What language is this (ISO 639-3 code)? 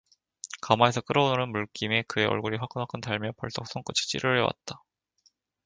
kor